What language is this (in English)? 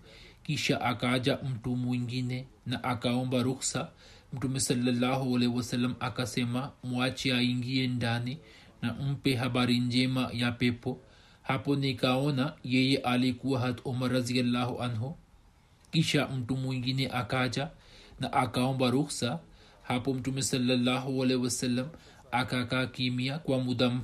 Swahili